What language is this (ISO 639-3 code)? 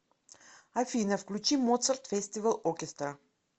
rus